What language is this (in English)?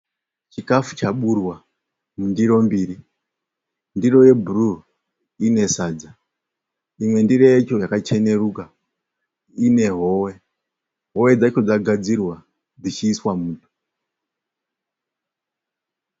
Shona